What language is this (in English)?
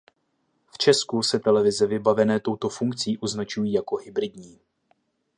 Czech